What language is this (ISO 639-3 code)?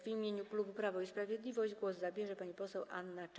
pol